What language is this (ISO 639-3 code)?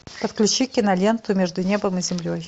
rus